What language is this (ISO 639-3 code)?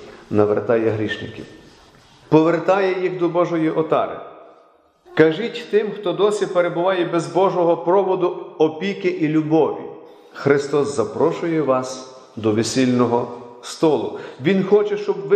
ukr